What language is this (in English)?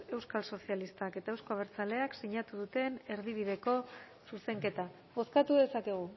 Basque